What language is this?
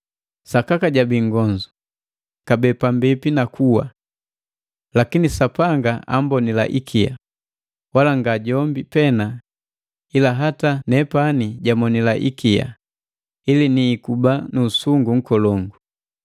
Matengo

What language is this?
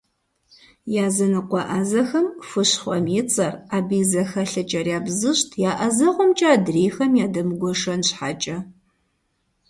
Kabardian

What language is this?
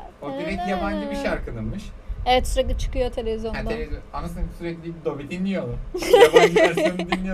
Turkish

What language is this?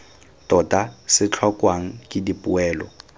Tswana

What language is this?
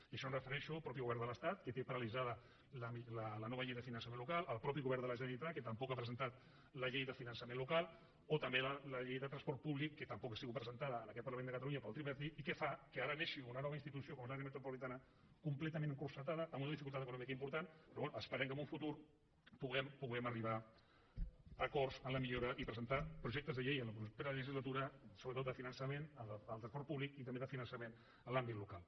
Catalan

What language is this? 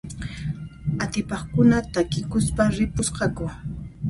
Puno Quechua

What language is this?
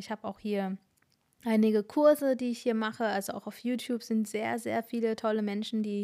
German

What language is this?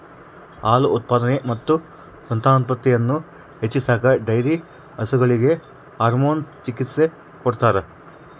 Kannada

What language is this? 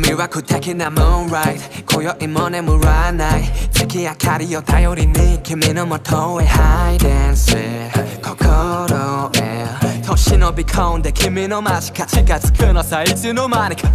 Thai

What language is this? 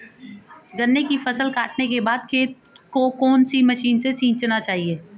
Hindi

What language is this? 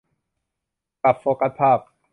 Thai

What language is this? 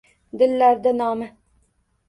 Uzbek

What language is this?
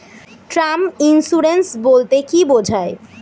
Bangla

